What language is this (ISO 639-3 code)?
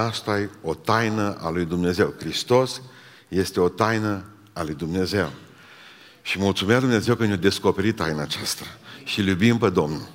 ron